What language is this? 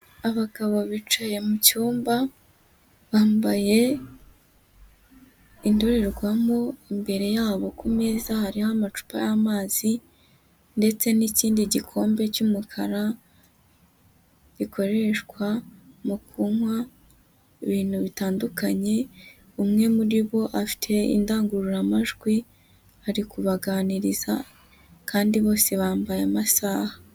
Kinyarwanda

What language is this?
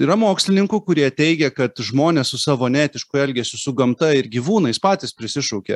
Lithuanian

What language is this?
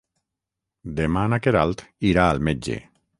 Catalan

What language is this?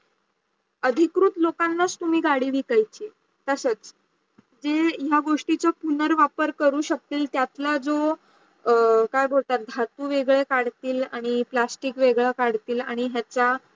Marathi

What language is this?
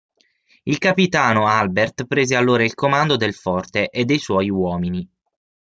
Italian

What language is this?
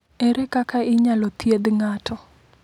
Luo (Kenya and Tanzania)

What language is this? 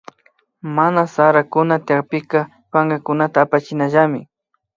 Imbabura Highland Quichua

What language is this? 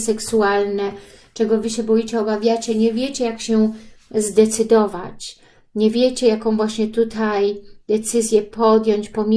Polish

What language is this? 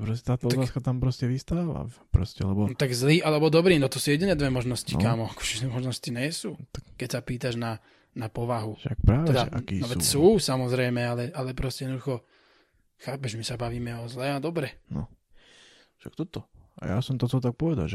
Slovak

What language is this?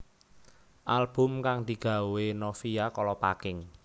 Javanese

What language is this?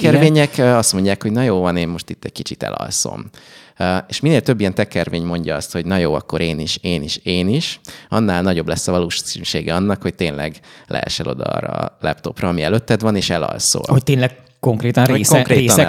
Hungarian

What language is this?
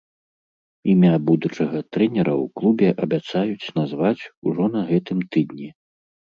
Belarusian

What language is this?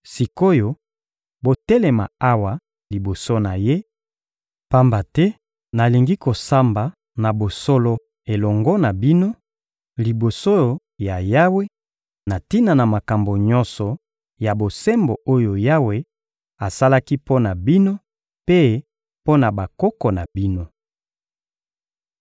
Lingala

